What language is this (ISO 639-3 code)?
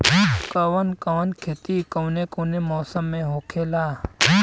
bho